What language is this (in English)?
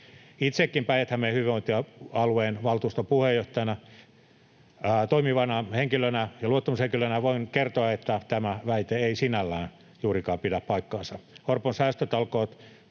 Finnish